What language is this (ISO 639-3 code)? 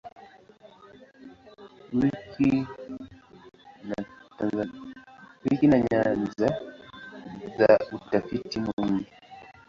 swa